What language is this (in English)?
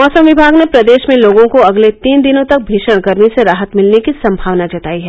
Hindi